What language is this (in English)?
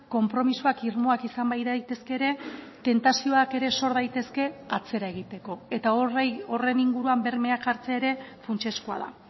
Basque